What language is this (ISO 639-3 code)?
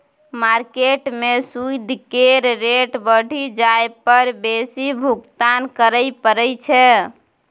mai